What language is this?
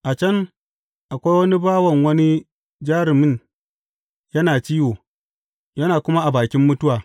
Hausa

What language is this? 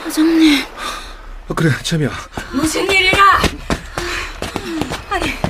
Korean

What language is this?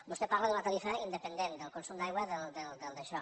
Catalan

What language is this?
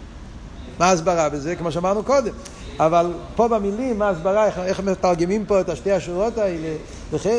Hebrew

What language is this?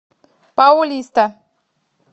Russian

